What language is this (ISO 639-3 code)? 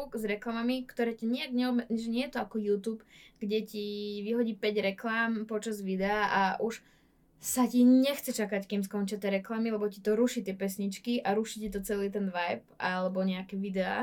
slk